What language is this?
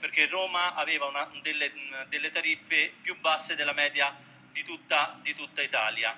Italian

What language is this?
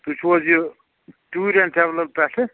Kashmiri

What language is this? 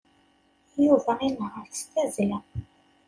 Kabyle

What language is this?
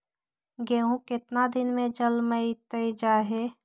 Magahi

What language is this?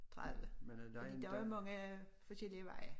Danish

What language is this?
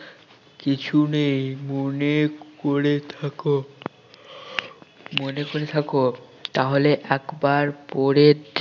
Bangla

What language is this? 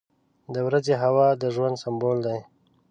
Pashto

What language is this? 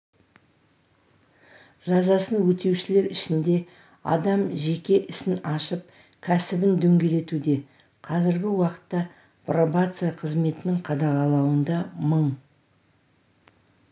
Kazakh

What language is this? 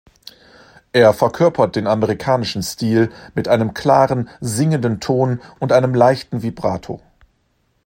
German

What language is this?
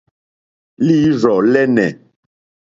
Mokpwe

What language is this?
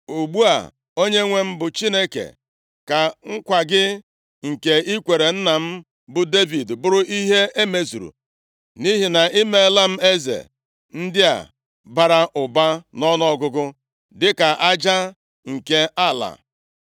Igbo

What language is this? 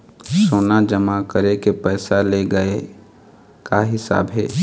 Chhattisgarhi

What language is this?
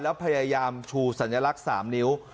Thai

